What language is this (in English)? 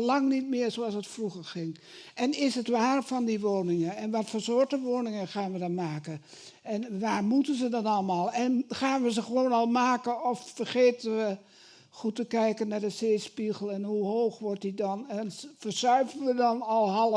Dutch